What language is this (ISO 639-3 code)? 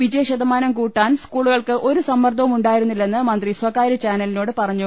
mal